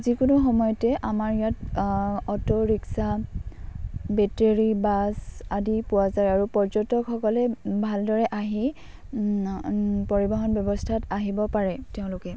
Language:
Assamese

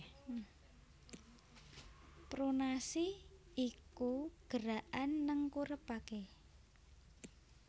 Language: Javanese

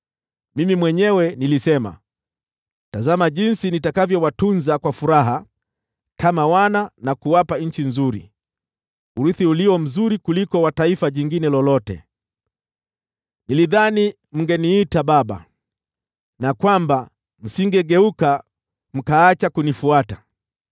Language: Swahili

